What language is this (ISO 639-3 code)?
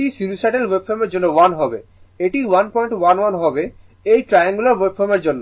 ben